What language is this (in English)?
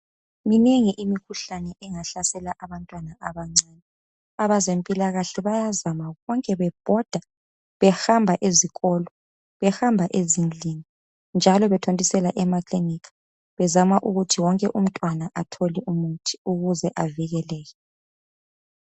North Ndebele